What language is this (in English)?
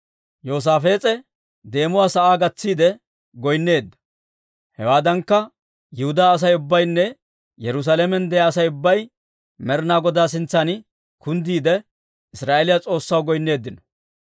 Dawro